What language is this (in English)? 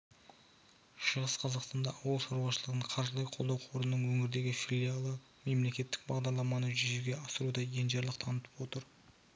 Kazakh